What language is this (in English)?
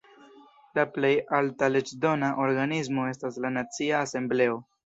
Esperanto